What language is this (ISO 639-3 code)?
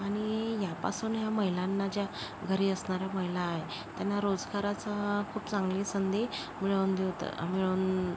mar